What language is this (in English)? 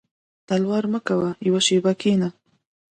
Pashto